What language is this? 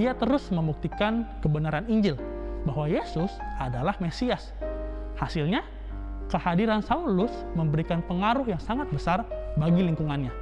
Indonesian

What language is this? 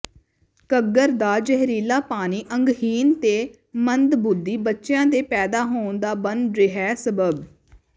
Punjabi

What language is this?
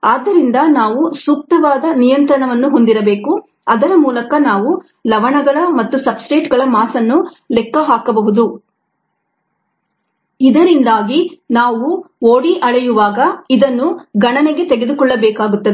Kannada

